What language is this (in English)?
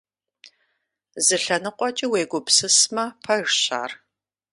Kabardian